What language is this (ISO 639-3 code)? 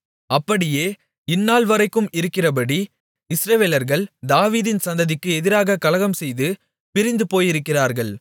tam